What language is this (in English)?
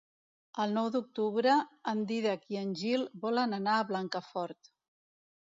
Catalan